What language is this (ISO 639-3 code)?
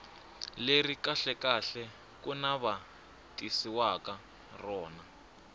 tso